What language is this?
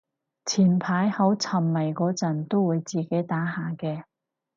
Cantonese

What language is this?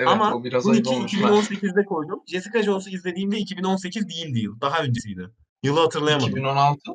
Turkish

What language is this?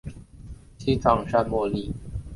Chinese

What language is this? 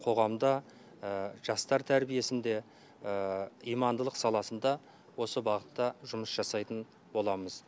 Kazakh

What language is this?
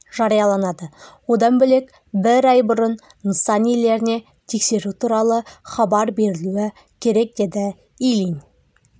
Kazakh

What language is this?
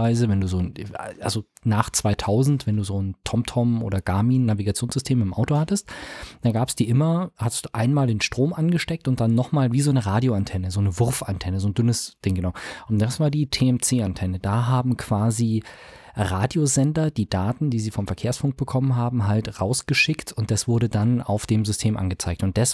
German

